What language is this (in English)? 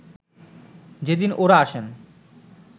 Bangla